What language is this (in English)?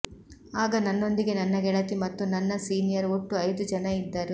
Kannada